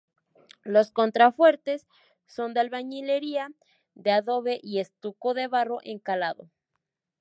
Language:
Spanish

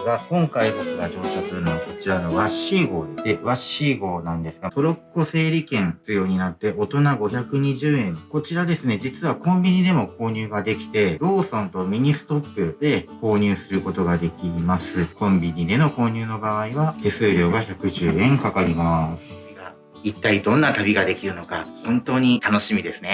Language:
Japanese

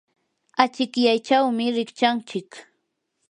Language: Yanahuanca Pasco Quechua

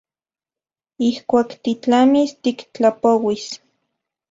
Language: Central Puebla Nahuatl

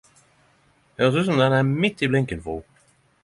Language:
Norwegian Nynorsk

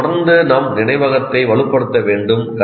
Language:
Tamil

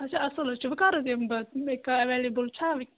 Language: Kashmiri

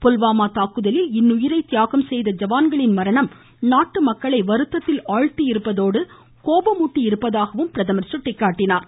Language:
Tamil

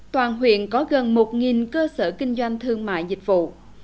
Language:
Vietnamese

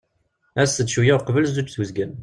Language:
Kabyle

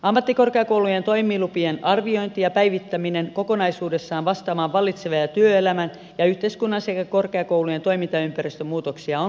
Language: Finnish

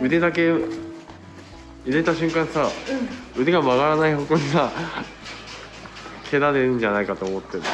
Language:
Japanese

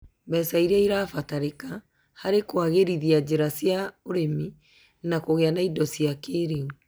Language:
Kikuyu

